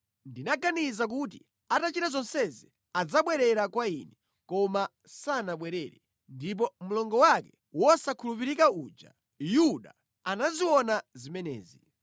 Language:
Nyanja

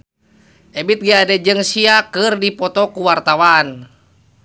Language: Sundanese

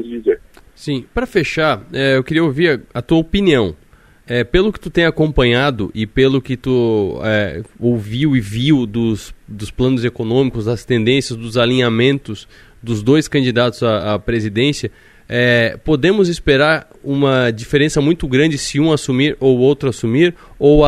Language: Portuguese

